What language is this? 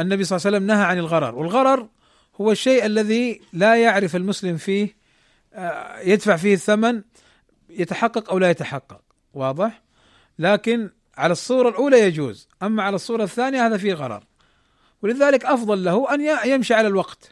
Arabic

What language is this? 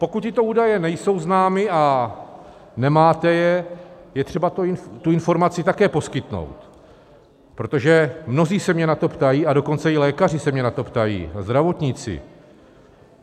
Czech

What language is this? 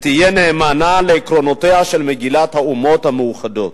Hebrew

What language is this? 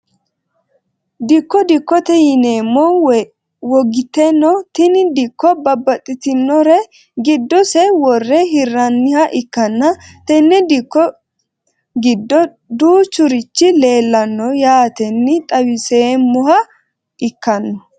Sidamo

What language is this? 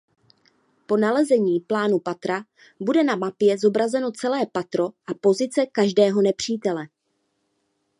Czech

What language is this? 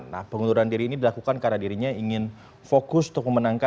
Indonesian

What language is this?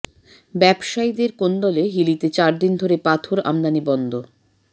Bangla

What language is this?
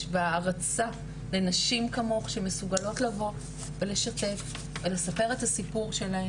Hebrew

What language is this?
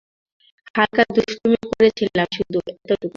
Bangla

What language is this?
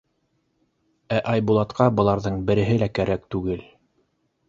Bashkir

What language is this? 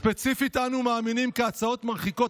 Hebrew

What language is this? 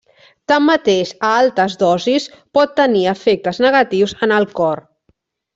Catalan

